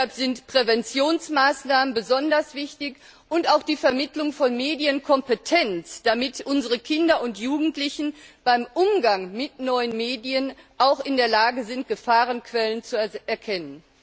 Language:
German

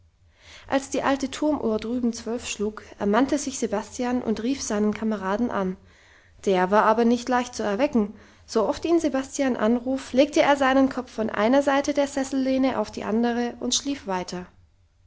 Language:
German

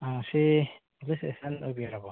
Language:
Manipuri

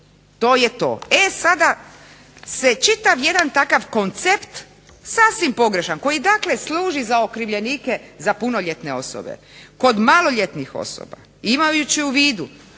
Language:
Croatian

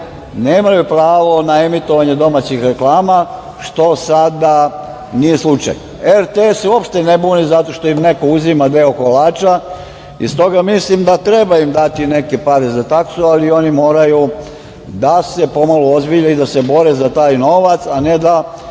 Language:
Serbian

